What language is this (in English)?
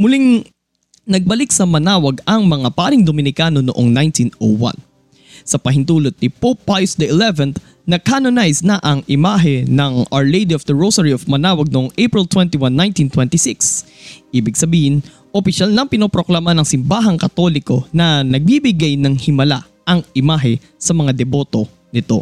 Filipino